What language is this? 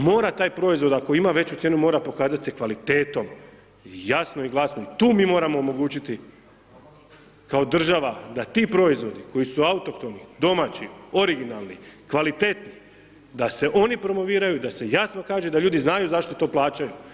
Croatian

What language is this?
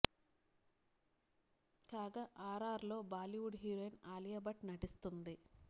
Telugu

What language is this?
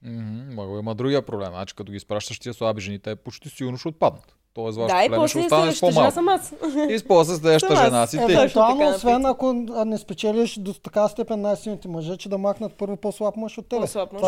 Bulgarian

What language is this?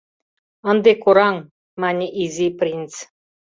Mari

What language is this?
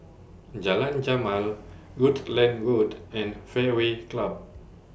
English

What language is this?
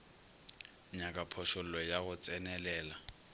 Northern Sotho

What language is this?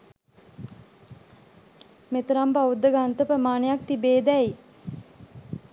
Sinhala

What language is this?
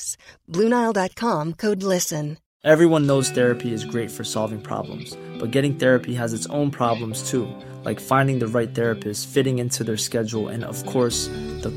Urdu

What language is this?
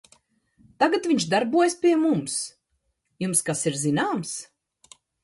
Latvian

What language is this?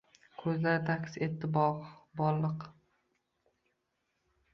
Uzbek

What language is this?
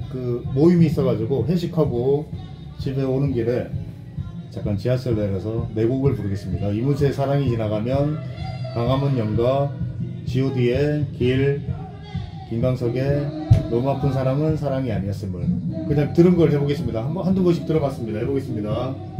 Korean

